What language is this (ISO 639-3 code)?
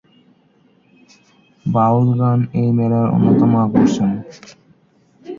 ben